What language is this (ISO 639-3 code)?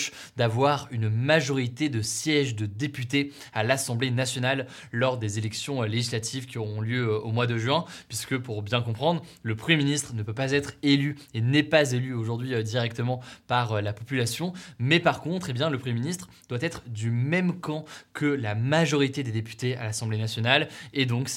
fra